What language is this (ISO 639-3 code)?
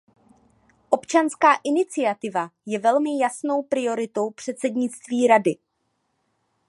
ces